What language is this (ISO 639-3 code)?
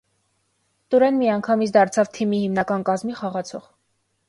hye